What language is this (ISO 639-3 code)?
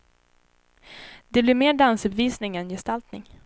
swe